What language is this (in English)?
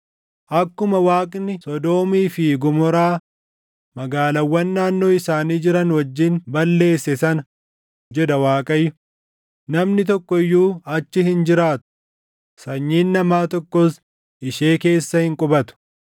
Oromo